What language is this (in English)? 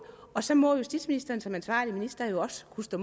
Danish